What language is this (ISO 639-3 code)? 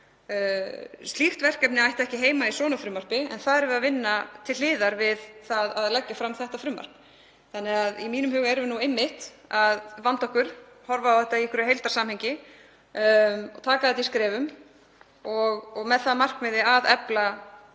isl